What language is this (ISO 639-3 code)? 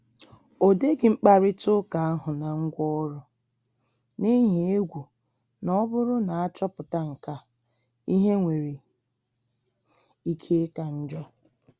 ibo